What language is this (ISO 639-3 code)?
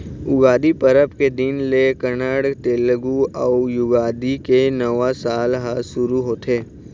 hne